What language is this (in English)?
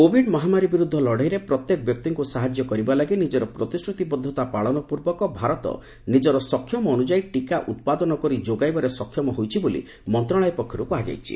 Odia